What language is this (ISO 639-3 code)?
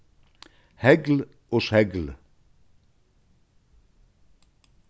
fao